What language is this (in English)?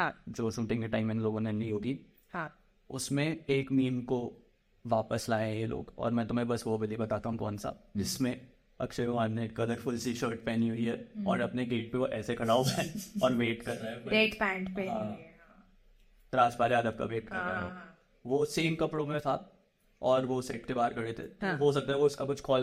Hindi